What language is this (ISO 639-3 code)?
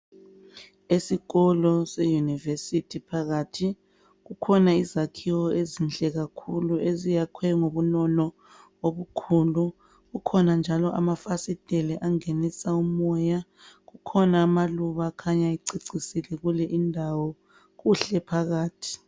nde